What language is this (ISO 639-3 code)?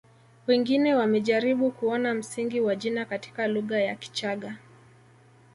swa